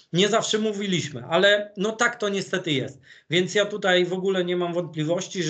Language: Polish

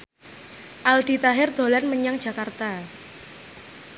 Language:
Javanese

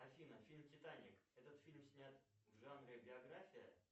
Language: Russian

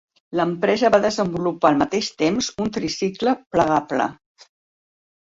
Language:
Catalan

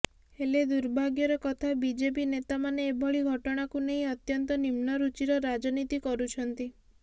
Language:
Odia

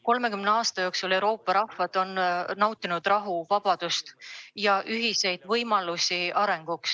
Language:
Estonian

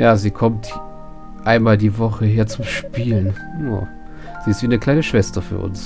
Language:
German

